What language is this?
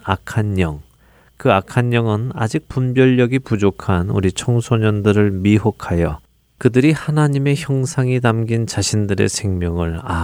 Korean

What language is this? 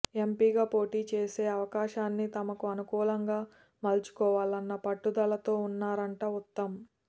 Telugu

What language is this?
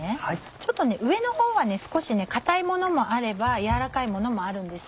Japanese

